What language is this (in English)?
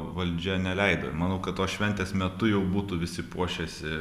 Lithuanian